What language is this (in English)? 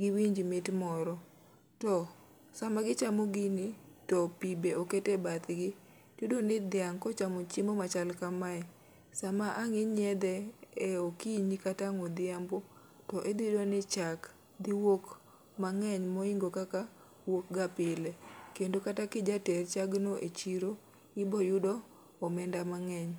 Luo (Kenya and Tanzania)